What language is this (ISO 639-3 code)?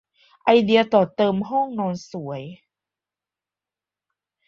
tha